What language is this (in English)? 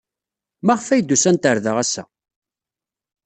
Kabyle